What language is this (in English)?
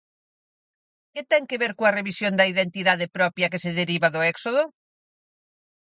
Galician